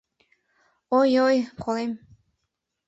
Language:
Mari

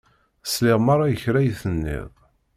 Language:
Kabyle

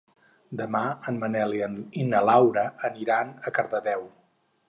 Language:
Catalan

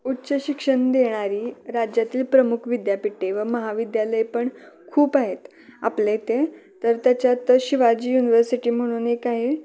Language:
Marathi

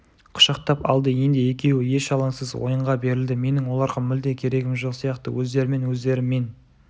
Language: Kazakh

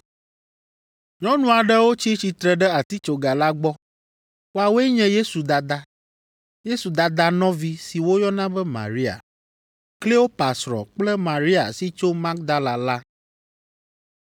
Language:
Ewe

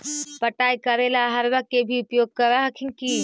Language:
Magahi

